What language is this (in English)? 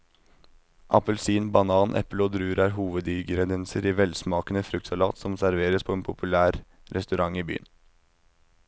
Norwegian